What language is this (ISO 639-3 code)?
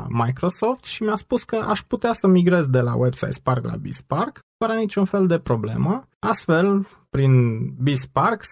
ron